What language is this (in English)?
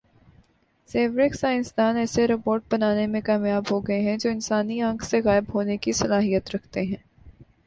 Urdu